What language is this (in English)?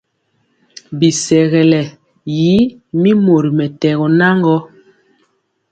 Mpiemo